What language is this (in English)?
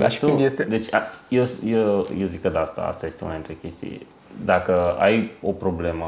Romanian